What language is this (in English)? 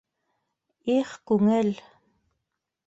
Bashkir